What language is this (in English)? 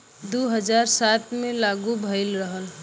Bhojpuri